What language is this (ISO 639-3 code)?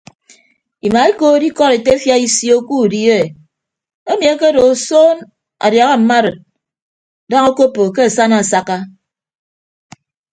ibb